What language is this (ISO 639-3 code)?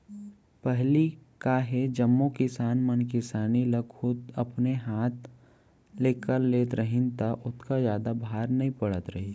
hne